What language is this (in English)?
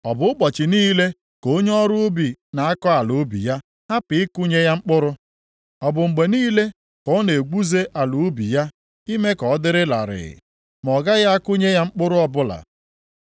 Igbo